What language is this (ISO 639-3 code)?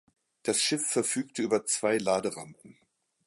deu